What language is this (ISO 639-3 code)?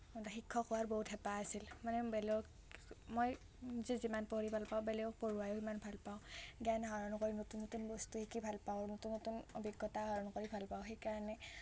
asm